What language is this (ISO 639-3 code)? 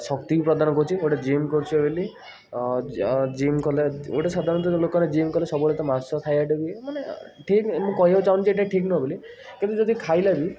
ori